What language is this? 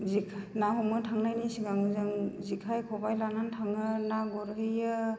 Bodo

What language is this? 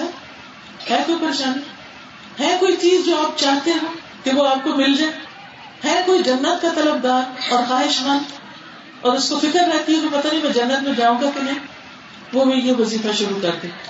Urdu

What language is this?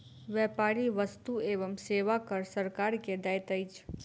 Maithili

